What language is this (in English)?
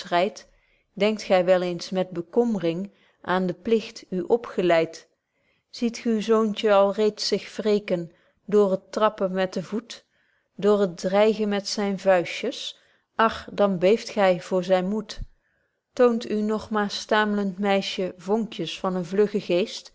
Dutch